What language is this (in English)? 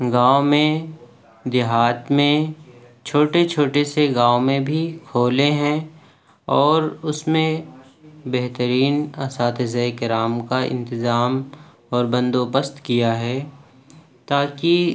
Urdu